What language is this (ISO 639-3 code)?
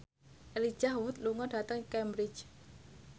jav